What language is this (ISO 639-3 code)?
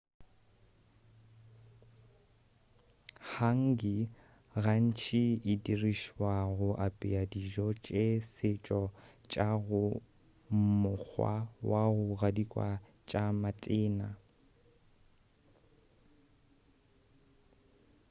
nso